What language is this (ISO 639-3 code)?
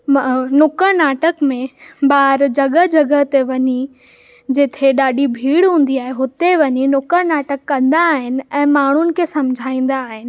snd